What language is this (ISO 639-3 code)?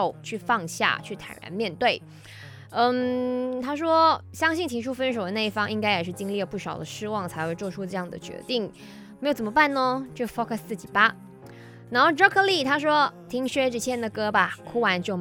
zho